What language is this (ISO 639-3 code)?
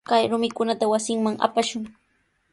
qws